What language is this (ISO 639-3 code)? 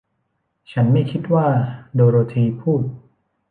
tha